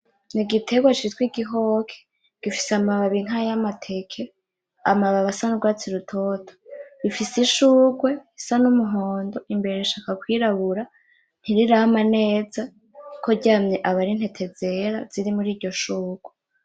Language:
Rundi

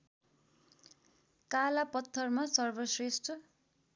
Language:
Nepali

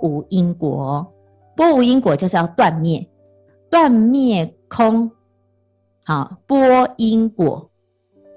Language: Chinese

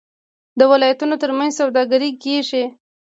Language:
Pashto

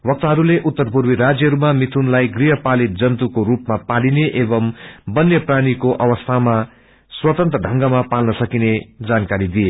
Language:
Nepali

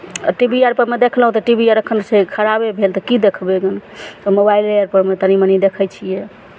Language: Maithili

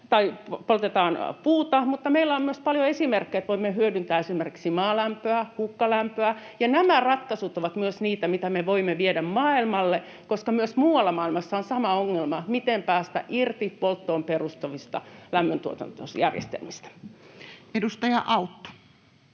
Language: Finnish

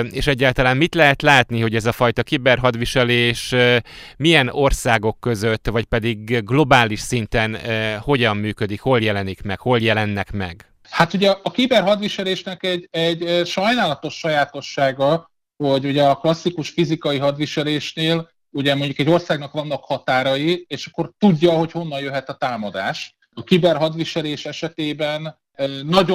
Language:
Hungarian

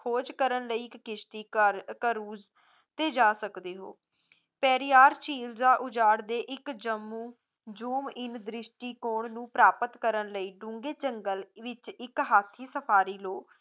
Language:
Punjabi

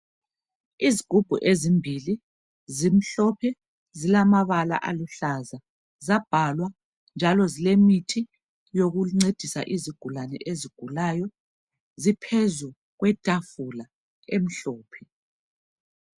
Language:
North Ndebele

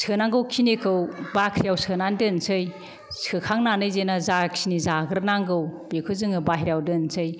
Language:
Bodo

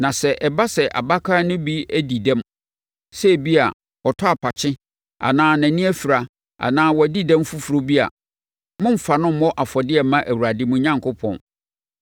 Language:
Akan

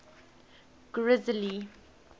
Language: English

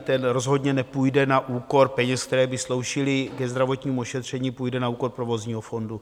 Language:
Czech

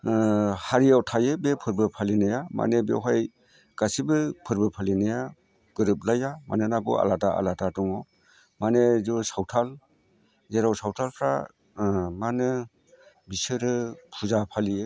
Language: Bodo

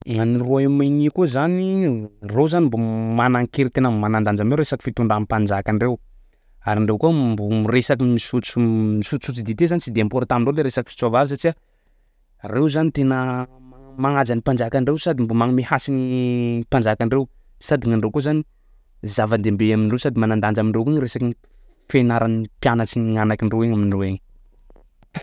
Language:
Sakalava Malagasy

